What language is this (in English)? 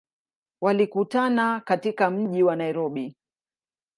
Swahili